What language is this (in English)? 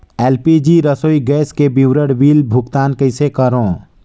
Chhattisgarhi